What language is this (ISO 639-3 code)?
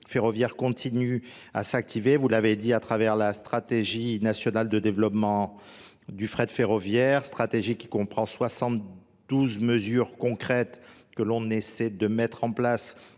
fra